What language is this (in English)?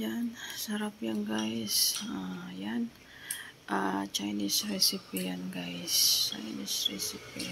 Filipino